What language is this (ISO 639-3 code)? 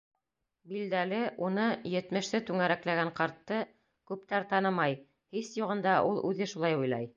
bak